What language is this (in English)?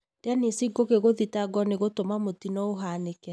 Kikuyu